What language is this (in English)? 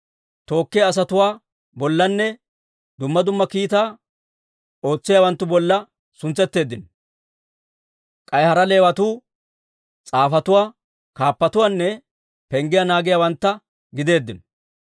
Dawro